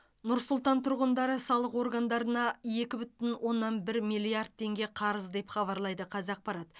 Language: Kazakh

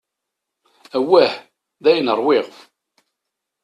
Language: Kabyle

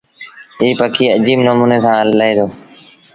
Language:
Sindhi Bhil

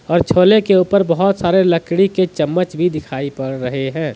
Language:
Hindi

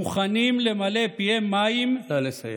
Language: Hebrew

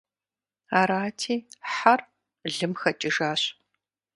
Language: Kabardian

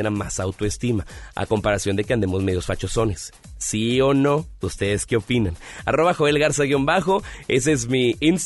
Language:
Spanish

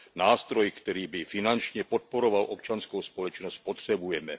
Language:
Czech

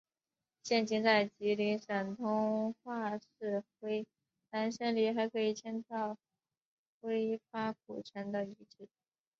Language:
Chinese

